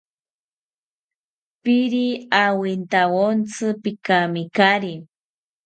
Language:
South Ucayali Ashéninka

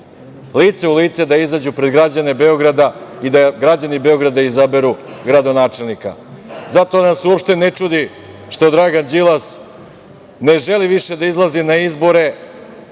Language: Serbian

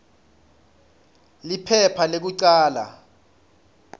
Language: Swati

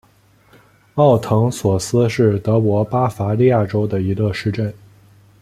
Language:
Chinese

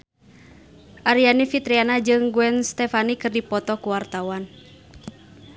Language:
Sundanese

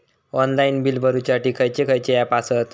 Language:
Marathi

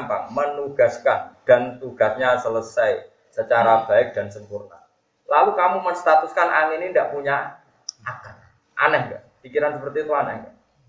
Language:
Indonesian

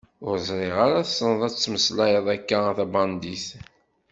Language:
Kabyle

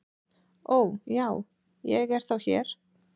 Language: Icelandic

